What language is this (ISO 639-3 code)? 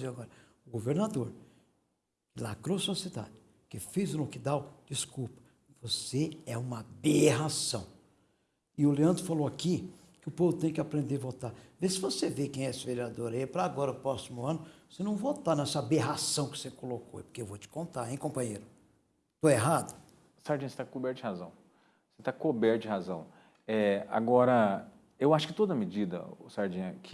por